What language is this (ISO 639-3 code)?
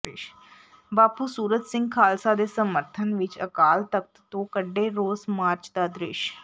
pan